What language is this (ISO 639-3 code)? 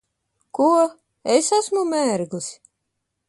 lav